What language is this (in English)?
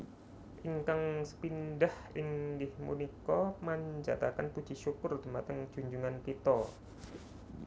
Javanese